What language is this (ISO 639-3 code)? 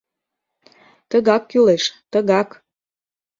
chm